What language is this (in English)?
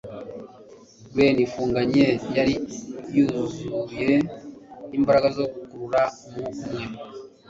Kinyarwanda